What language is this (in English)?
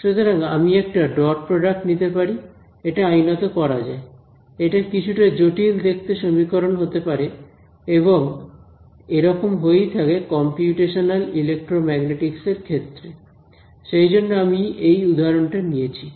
Bangla